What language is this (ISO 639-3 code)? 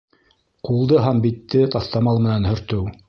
bak